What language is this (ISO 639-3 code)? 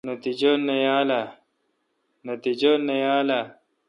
xka